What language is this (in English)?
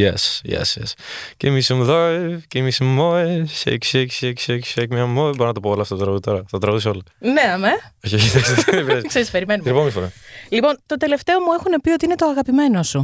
Greek